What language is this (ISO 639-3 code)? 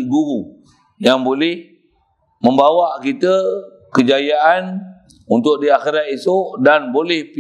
msa